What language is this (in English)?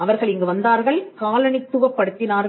Tamil